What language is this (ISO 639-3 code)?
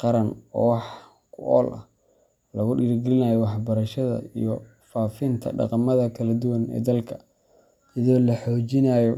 som